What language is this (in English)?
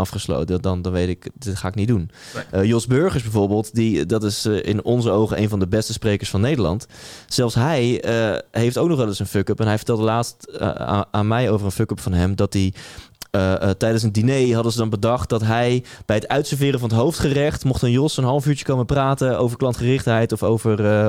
Dutch